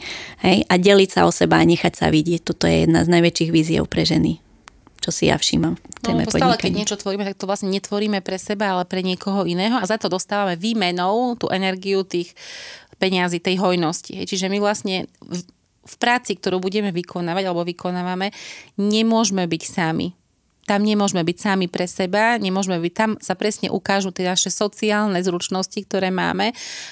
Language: Slovak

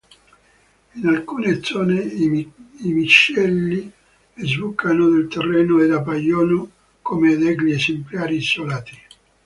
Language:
Italian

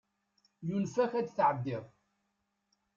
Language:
Kabyle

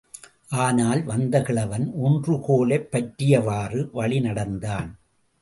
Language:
Tamil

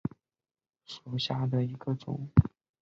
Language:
Chinese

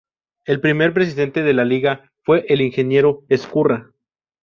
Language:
Spanish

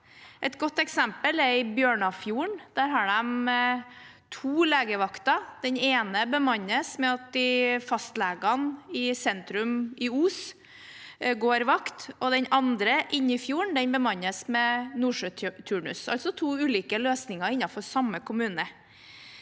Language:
Norwegian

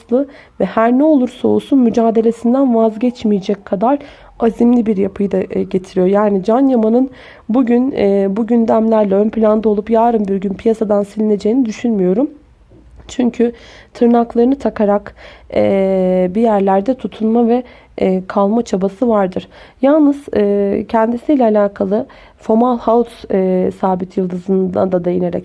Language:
Turkish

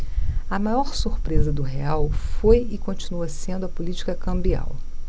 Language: Portuguese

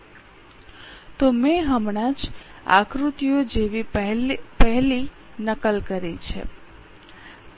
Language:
Gujarati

